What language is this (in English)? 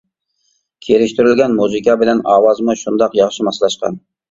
Uyghur